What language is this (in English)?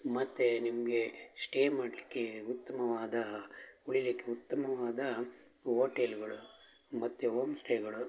Kannada